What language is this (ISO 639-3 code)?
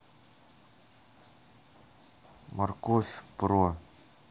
rus